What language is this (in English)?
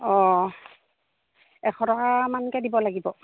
Assamese